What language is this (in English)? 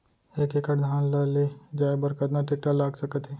Chhattisgarhi